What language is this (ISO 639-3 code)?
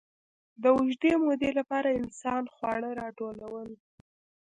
pus